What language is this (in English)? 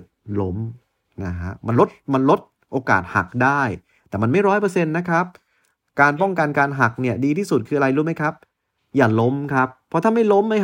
Thai